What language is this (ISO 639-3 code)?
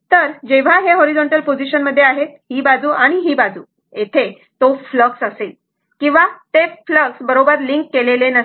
mar